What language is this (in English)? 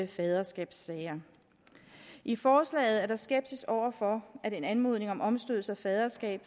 Danish